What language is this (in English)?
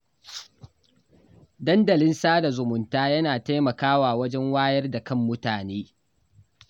Hausa